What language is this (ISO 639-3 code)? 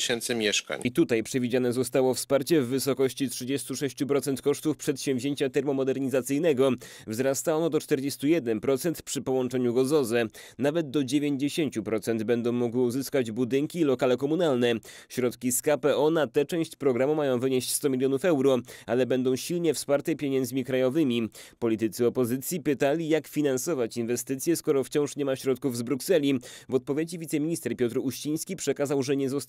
pol